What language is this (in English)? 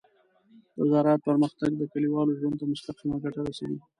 Pashto